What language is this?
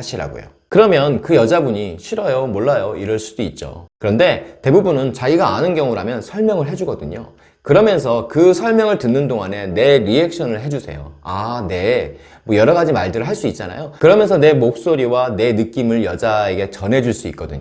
Korean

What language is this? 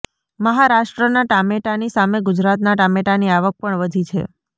Gujarati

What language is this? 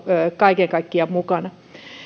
Finnish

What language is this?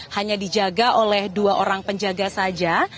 Indonesian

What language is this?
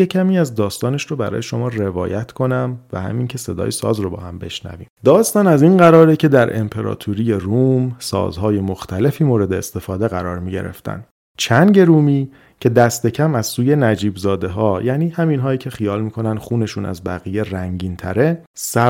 Persian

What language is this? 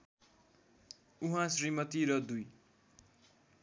Nepali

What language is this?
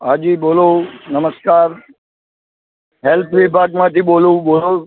Gujarati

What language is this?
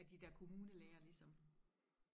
Danish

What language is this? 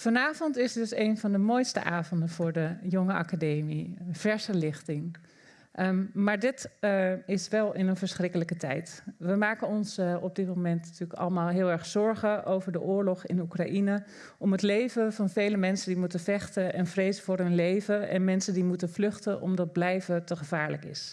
Dutch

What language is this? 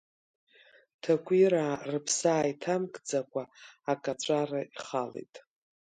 Abkhazian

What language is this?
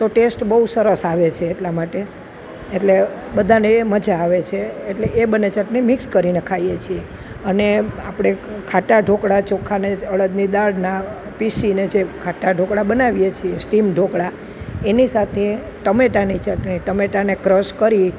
Gujarati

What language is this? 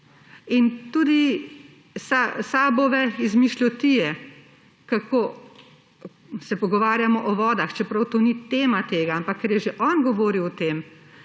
Slovenian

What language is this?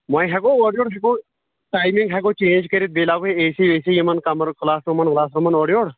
Kashmiri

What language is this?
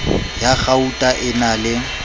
Southern Sotho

